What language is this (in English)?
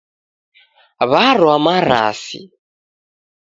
Taita